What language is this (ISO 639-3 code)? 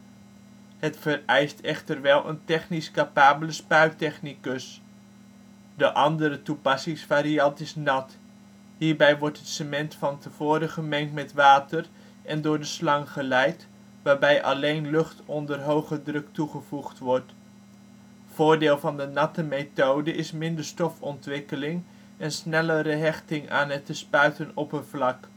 nld